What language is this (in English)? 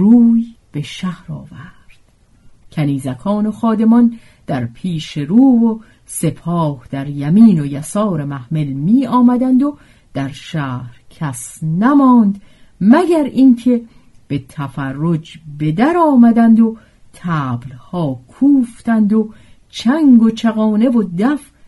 Persian